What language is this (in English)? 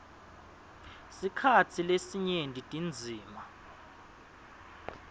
Swati